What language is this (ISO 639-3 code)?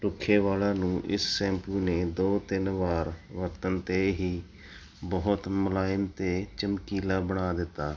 pan